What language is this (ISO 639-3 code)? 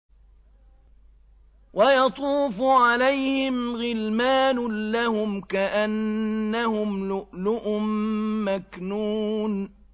ara